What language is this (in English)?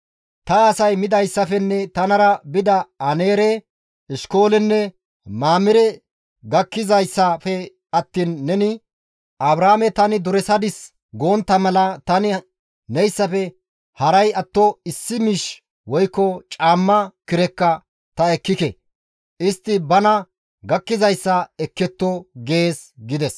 Gamo